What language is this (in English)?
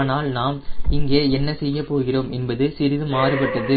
Tamil